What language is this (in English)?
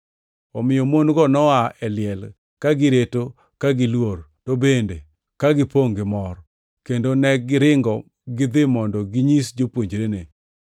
Luo (Kenya and Tanzania)